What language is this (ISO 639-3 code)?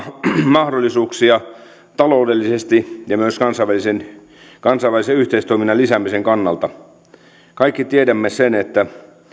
fin